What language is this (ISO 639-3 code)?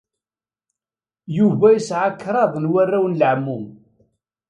kab